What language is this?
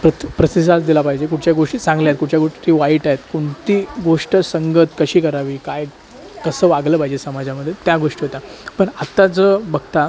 Marathi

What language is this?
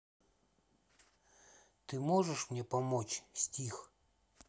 Russian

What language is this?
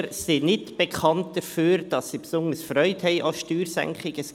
Swiss German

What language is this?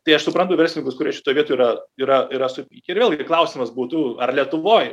Lithuanian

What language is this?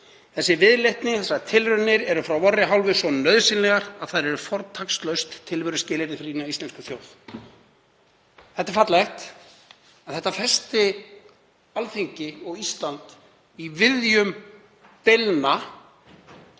Icelandic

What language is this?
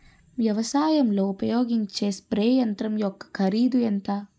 Telugu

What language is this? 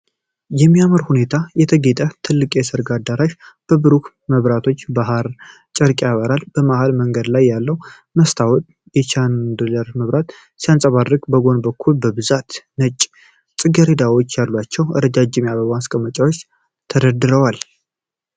Amharic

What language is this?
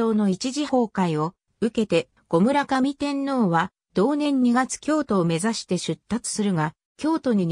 Japanese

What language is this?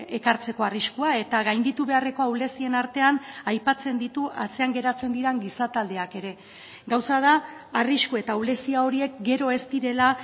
Basque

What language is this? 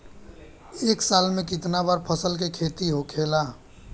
Bhojpuri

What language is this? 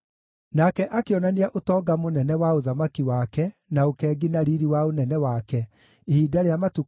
Kikuyu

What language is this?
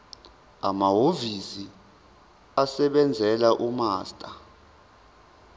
Zulu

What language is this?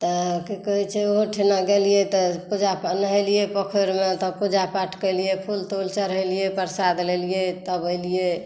Maithili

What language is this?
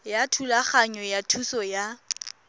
Tswana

